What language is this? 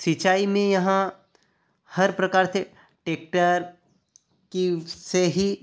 Hindi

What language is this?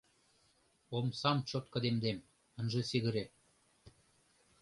Mari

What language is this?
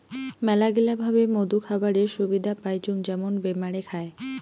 Bangla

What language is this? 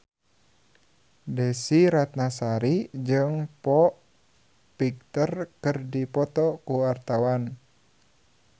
Sundanese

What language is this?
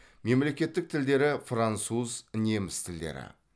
Kazakh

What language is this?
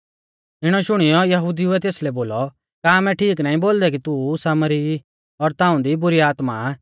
Mahasu Pahari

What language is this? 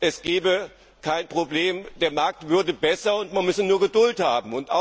German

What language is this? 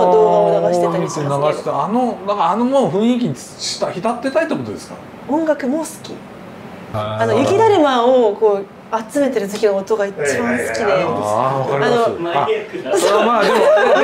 Japanese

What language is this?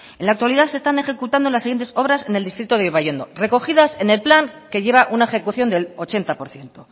Spanish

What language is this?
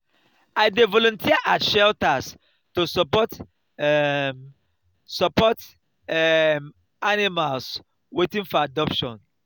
Nigerian Pidgin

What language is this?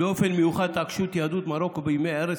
Hebrew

